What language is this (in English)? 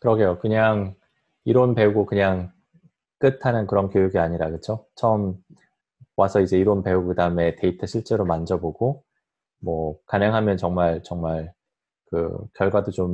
Korean